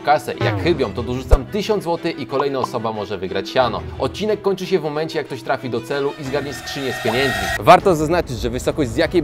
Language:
Polish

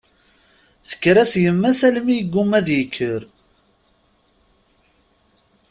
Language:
Kabyle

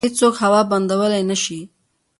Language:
Pashto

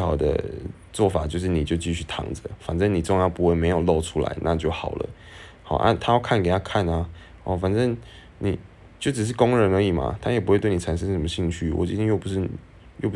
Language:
Chinese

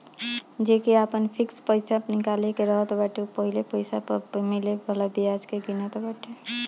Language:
Bhojpuri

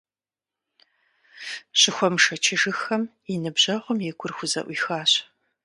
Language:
Kabardian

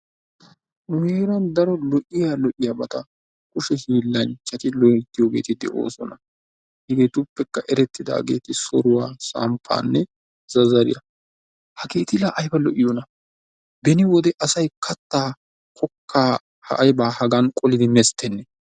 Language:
Wolaytta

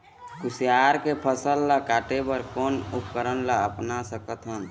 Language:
Chhattisgarhi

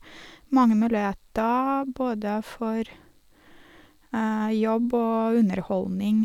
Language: Norwegian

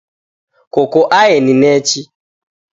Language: Taita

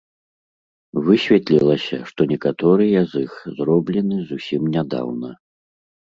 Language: Belarusian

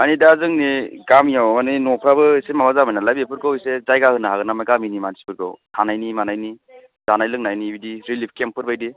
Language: Bodo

